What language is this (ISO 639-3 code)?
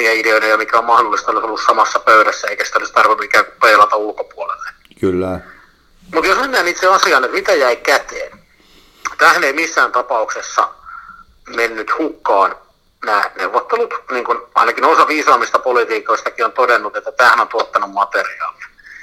fin